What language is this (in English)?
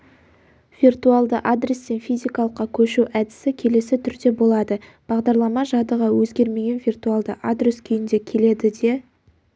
Kazakh